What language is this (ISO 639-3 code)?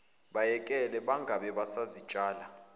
zul